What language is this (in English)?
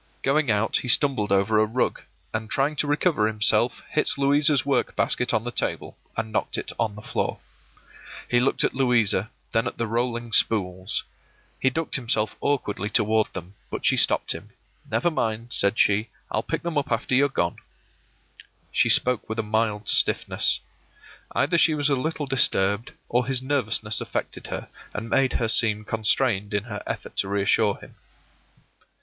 English